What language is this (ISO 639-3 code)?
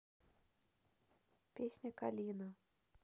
rus